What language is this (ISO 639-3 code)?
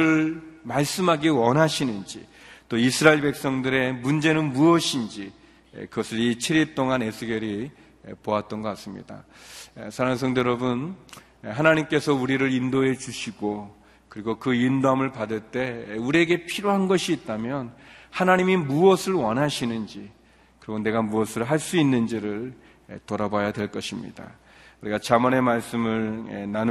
kor